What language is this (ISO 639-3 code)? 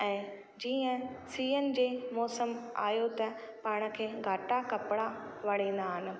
snd